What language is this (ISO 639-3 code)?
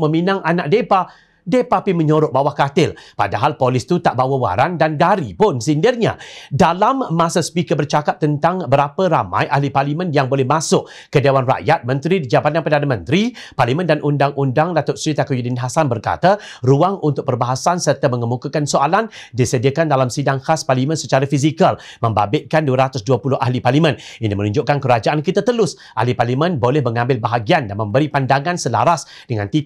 msa